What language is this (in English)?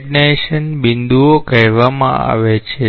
Gujarati